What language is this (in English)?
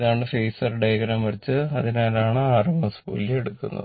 Malayalam